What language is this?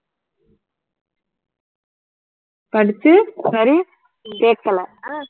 Tamil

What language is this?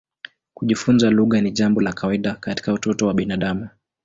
Swahili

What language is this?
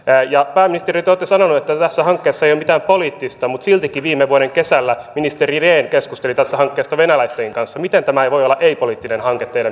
Finnish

